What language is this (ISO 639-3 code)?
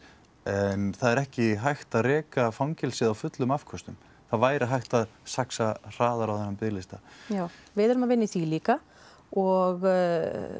isl